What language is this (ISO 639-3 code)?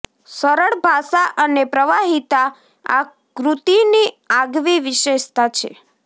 guj